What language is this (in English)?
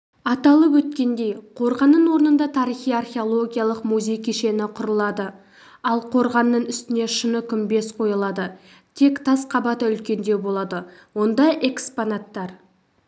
Kazakh